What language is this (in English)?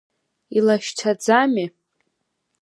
Abkhazian